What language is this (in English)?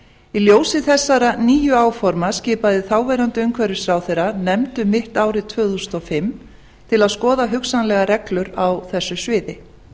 Icelandic